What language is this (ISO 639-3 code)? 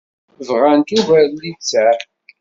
kab